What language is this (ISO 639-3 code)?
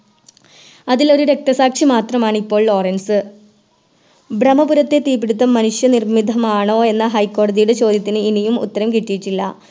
mal